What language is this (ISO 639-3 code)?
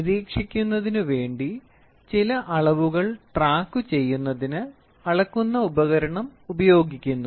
mal